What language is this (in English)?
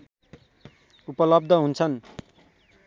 Nepali